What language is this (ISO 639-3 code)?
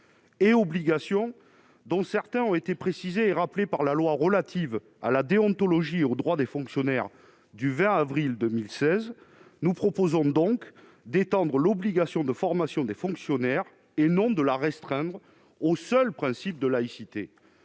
fra